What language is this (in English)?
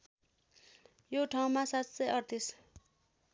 Nepali